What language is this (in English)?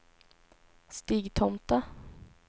Swedish